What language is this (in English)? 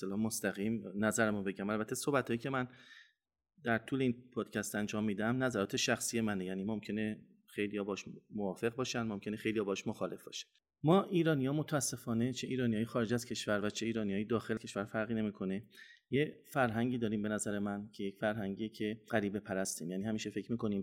Persian